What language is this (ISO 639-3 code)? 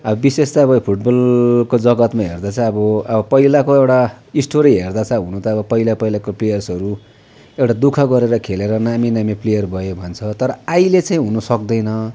nep